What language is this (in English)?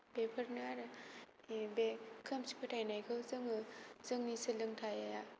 Bodo